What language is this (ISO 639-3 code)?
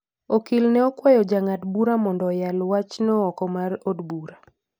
luo